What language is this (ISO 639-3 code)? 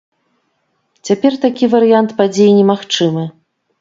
bel